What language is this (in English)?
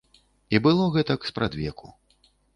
Belarusian